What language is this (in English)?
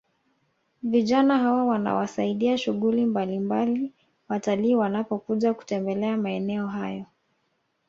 Swahili